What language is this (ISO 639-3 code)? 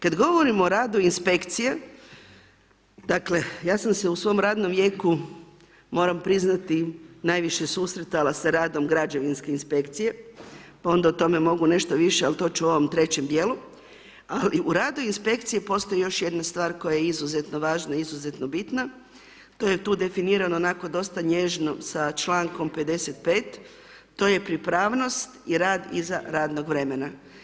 hrv